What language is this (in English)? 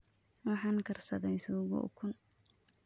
Somali